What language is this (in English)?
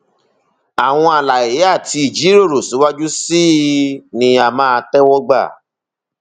Yoruba